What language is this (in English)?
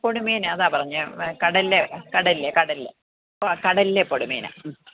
Malayalam